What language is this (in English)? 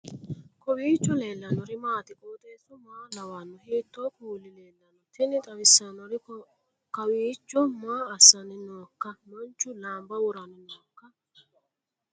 Sidamo